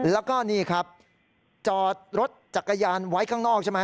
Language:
Thai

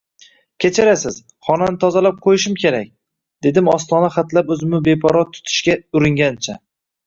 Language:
Uzbek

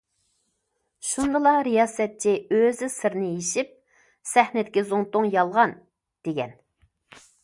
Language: Uyghur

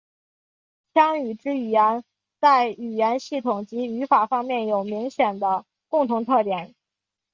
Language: Chinese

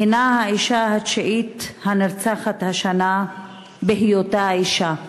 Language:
Hebrew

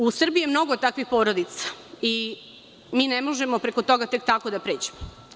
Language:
Serbian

